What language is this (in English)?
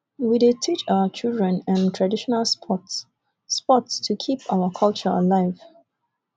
Nigerian Pidgin